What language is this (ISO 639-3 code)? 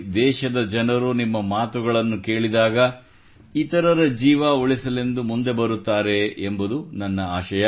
kan